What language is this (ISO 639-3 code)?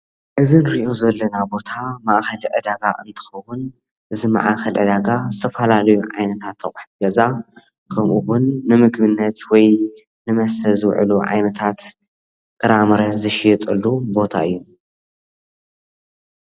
tir